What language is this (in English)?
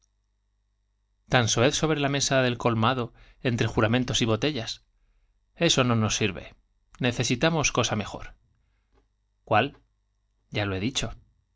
Spanish